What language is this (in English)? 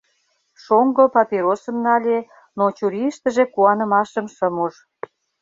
Mari